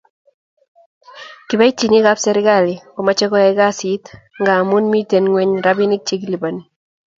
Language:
Kalenjin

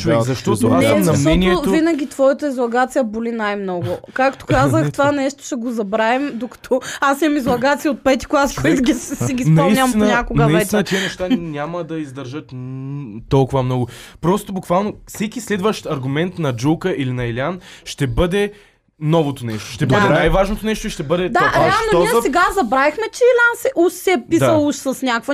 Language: Bulgarian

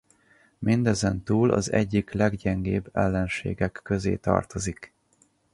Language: Hungarian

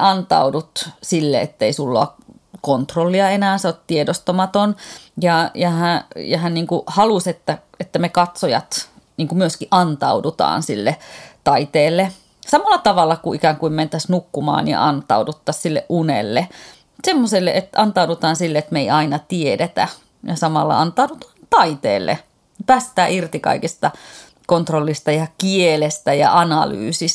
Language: Finnish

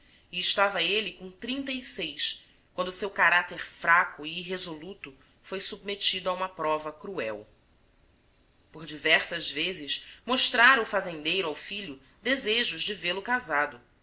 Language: Portuguese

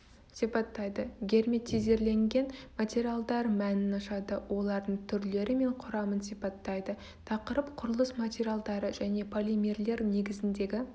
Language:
Kazakh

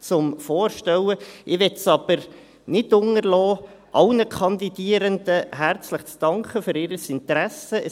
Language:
Swiss German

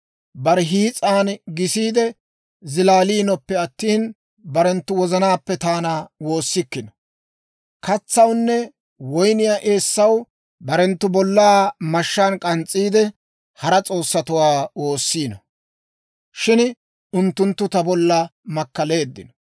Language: Dawro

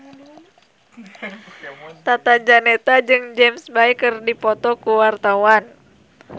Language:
Sundanese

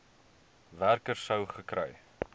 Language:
Afrikaans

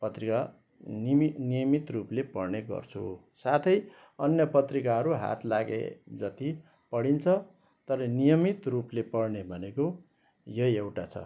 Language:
Nepali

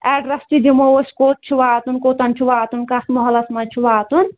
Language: Kashmiri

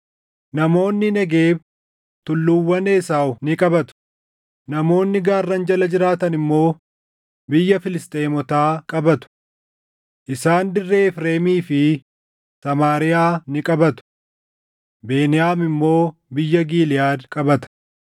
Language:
Oromo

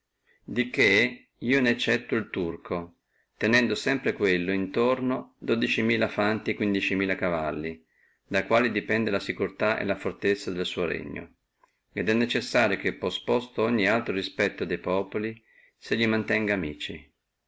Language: Italian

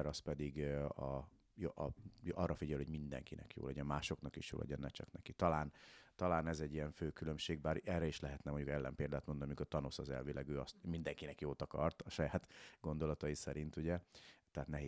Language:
Hungarian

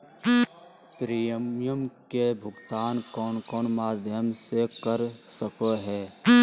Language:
Magahi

